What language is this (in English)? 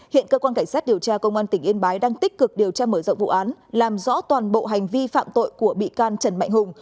Vietnamese